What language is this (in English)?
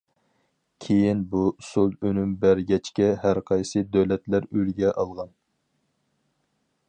Uyghur